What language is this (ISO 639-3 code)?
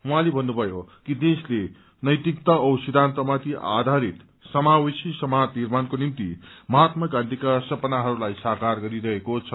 nep